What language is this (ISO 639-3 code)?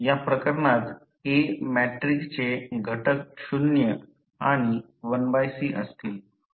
mar